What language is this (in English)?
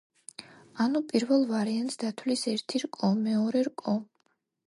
Georgian